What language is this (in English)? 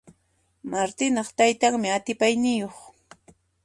Puno Quechua